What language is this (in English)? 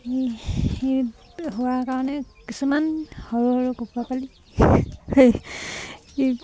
Assamese